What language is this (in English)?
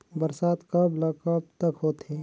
Chhattisgarhi